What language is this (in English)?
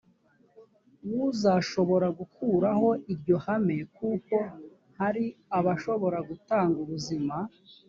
Kinyarwanda